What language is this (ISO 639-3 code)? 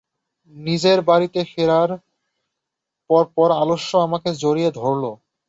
ben